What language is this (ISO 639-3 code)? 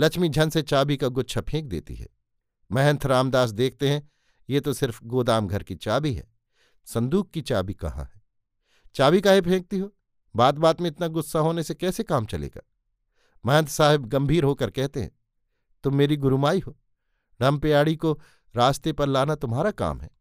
hin